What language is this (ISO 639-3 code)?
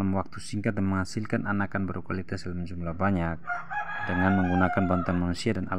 ind